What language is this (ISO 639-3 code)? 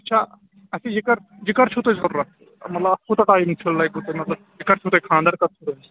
kas